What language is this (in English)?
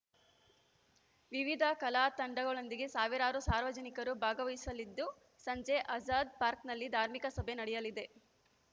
Kannada